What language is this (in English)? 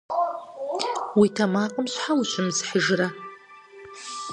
Kabardian